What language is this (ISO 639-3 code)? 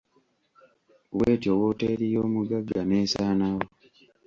lug